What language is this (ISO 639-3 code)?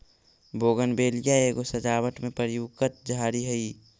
mag